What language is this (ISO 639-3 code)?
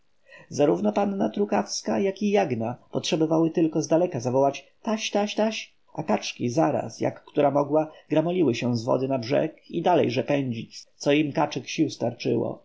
pol